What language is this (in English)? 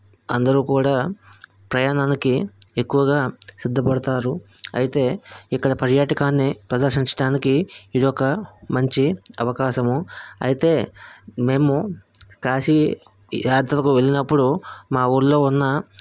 Telugu